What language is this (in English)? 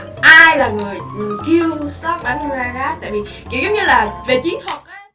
Vietnamese